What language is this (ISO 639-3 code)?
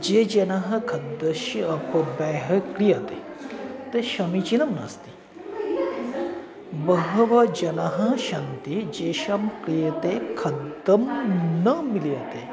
san